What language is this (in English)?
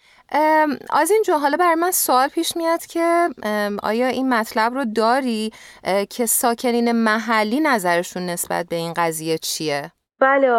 Persian